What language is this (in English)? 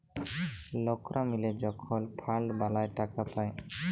Bangla